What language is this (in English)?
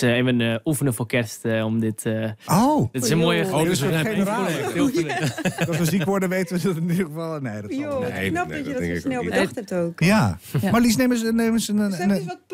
Dutch